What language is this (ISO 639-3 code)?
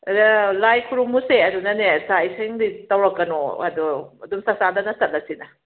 mni